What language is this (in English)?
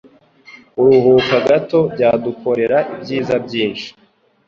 Kinyarwanda